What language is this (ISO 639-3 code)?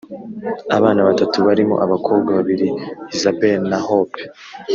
kin